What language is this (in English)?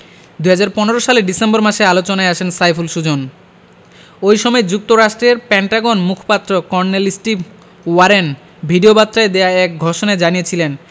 Bangla